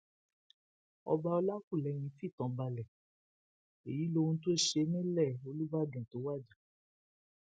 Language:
Yoruba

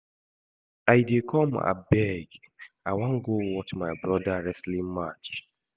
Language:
Nigerian Pidgin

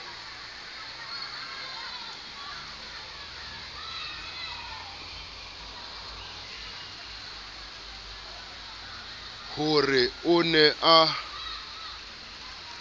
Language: Southern Sotho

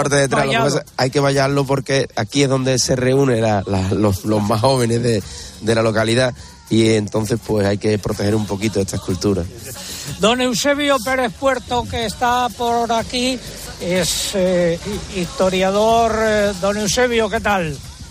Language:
Spanish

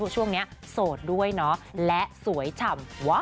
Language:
Thai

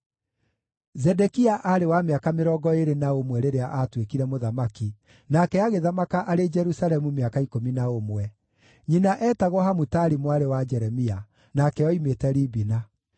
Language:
Kikuyu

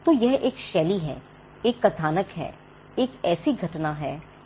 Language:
Hindi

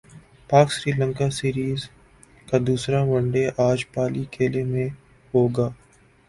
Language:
Urdu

